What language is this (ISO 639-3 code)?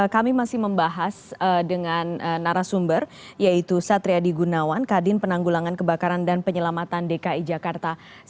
ind